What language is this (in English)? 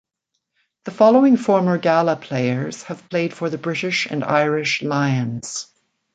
English